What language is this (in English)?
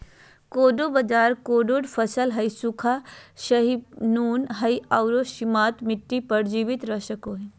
Magahi